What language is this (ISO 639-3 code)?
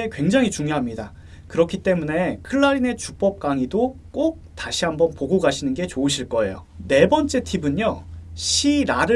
kor